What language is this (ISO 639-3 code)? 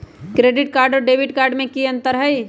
mag